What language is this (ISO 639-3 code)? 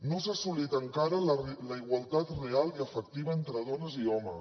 cat